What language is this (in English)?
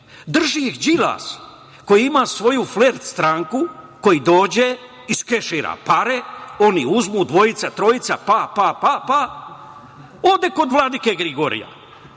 Serbian